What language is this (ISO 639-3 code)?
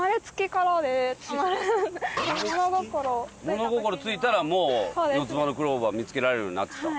jpn